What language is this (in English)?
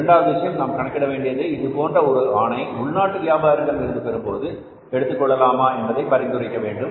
Tamil